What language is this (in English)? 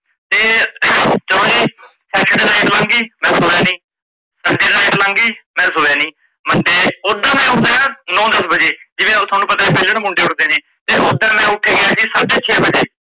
Punjabi